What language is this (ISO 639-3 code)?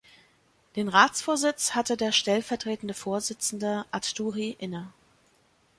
deu